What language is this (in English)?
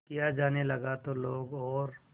Hindi